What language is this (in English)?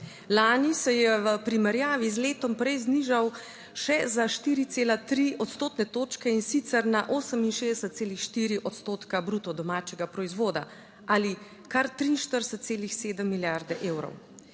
Slovenian